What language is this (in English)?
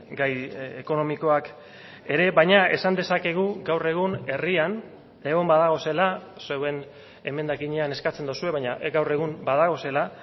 Basque